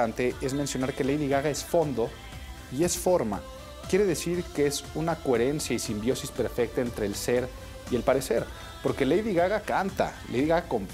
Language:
Spanish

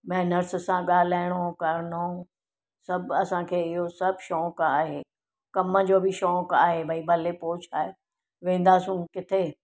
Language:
Sindhi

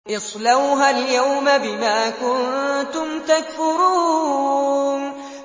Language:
Arabic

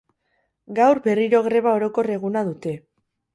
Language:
Basque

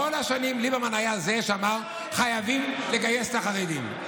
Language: Hebrew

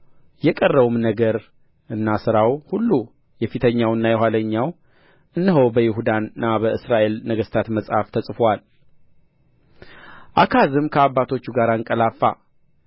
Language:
Amharic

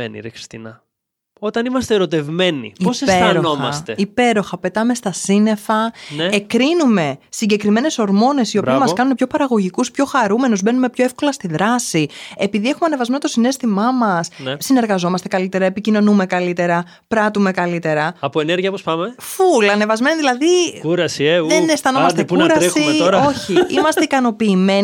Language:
Greek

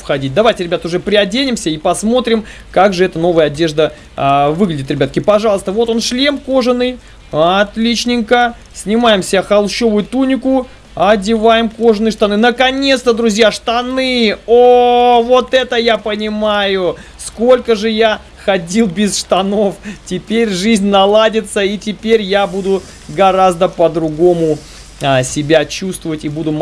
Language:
Russian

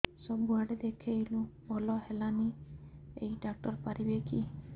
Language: Odia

